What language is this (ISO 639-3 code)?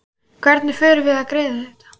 isl